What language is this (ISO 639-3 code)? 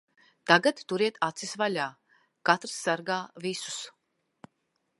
lav